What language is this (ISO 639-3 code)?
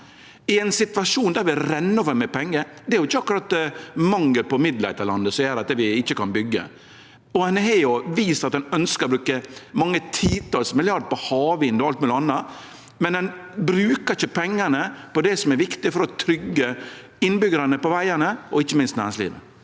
nor